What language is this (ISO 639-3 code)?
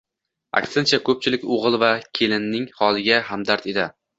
uzb